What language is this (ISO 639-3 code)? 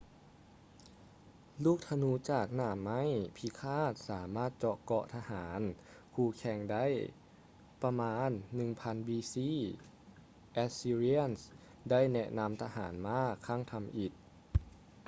lao